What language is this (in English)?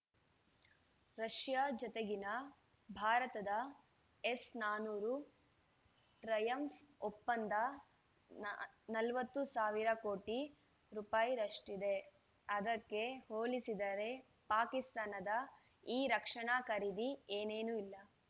Kannada